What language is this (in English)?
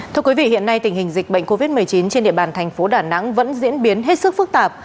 Vietnamese